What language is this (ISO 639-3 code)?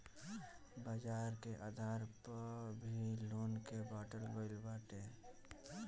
bho